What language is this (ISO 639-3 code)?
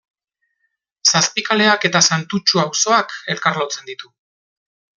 eus